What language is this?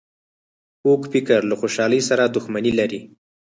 Pashto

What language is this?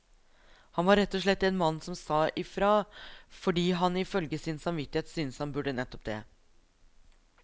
Norwegian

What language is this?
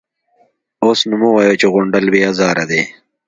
Pashto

